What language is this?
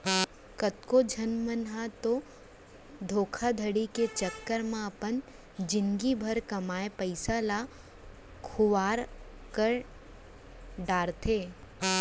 Chhattisgarhi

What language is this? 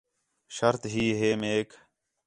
Khetrani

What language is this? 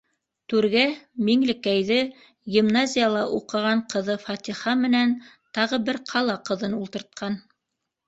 Bashkir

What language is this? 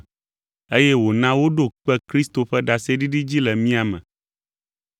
Ewe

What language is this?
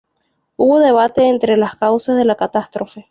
Spanish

